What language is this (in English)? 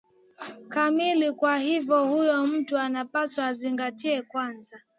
Swahili